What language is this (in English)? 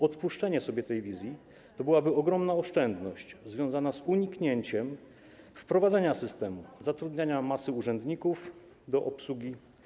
Polish